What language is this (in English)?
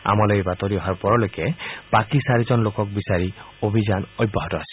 Assamese